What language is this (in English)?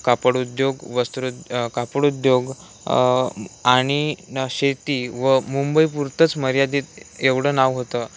Marathi